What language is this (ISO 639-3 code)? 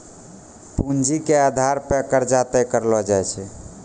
mai